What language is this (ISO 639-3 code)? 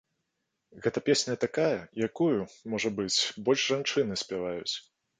bel